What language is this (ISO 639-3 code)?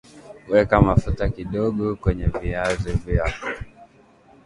swa